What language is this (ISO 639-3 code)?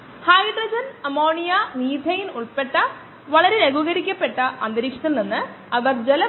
mal